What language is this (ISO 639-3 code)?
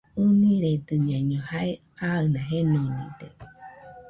hux